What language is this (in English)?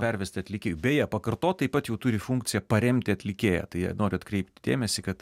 Lithuanian